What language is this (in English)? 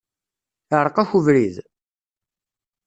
Kabyle